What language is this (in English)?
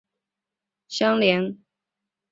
Chinese